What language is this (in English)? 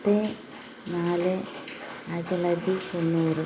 Malayalam